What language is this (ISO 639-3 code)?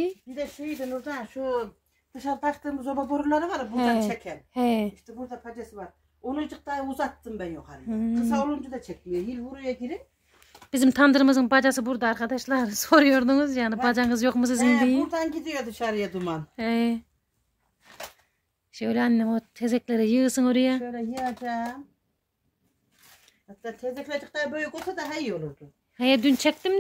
tur